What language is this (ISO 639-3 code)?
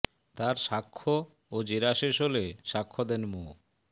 ben